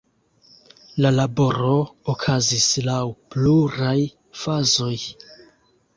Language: Esperanto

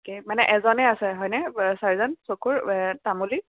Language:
Assamese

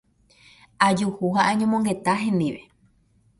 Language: Guarani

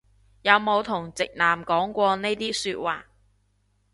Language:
Cantonese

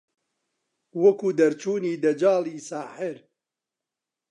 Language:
Central Kurdish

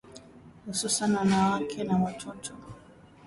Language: Swahili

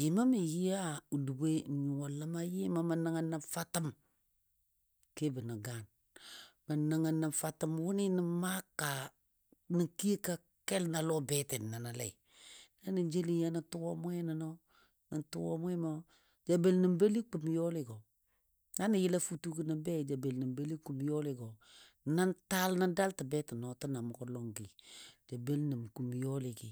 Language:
Dadiya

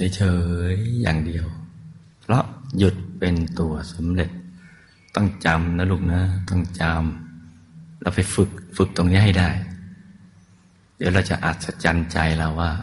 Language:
Thai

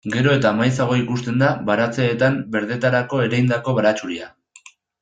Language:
Basque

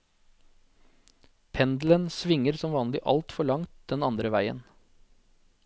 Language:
Norwegian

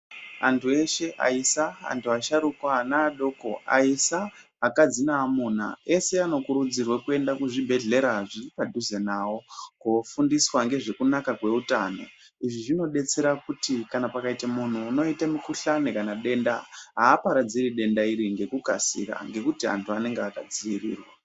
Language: Ndau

